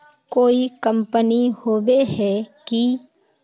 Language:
Magahi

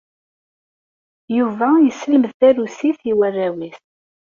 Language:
Kabyle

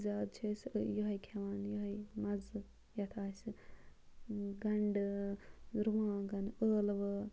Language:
Kashmiri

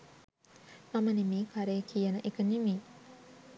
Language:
Sinhala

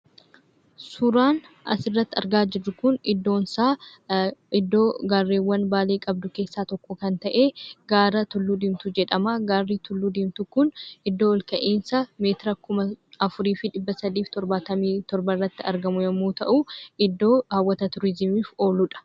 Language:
Oromo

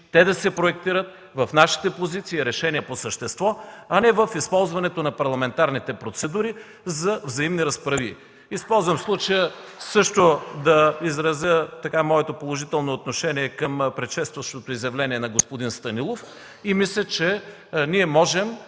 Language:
Bulgarian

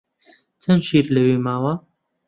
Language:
Central Kurdish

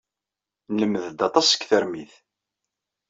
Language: Kabyle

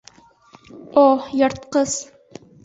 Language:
Bashkir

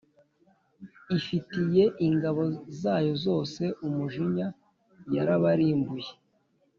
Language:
Kinyarwanda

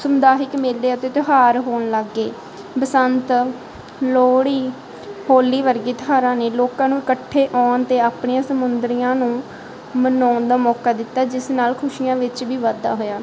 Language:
Punjabi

